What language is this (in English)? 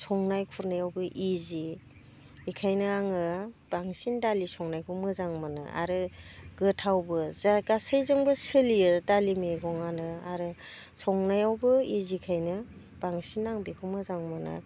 Bodo